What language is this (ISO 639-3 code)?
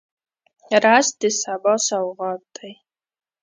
pus